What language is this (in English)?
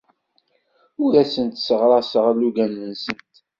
Kabyle